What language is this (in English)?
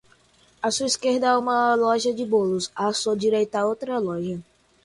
Portuguese